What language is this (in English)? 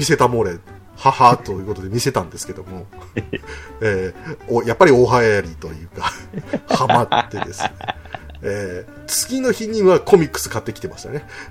Japanese